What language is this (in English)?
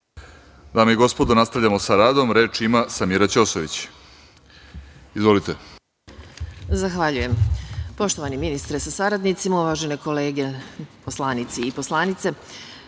Serbian